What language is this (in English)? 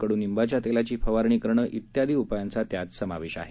Marathi